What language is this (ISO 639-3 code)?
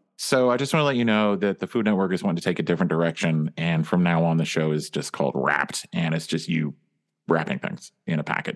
eng